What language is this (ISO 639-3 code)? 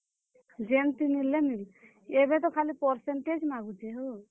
ori